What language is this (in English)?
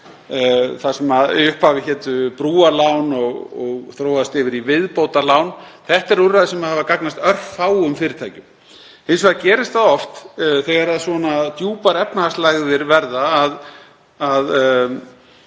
Icelandic